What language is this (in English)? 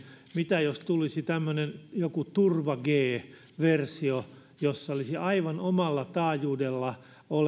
Finnish